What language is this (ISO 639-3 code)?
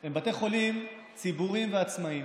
heb